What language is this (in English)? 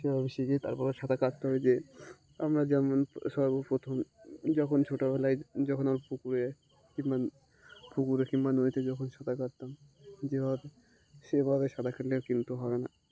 Bangla